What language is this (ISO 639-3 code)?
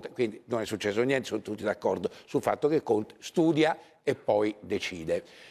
ita